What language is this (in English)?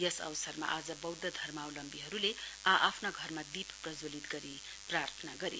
Nepali